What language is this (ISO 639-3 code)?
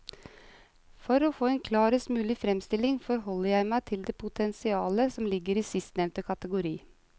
nor